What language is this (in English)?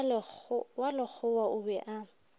Northern Sotho